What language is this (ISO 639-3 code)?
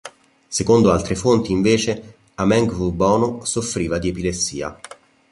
ita